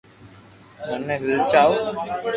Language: Loarki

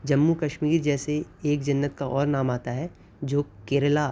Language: Urdu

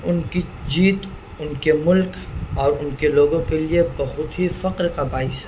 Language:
Urdu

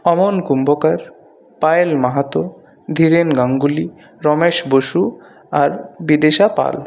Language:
Bangla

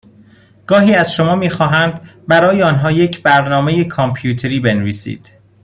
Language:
Persian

